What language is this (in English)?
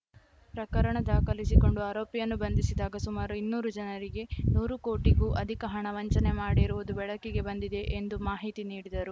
Kannada